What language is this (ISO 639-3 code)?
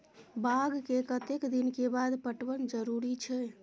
mai